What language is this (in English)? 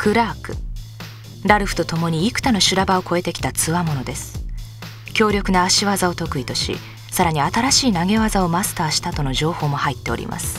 Japanese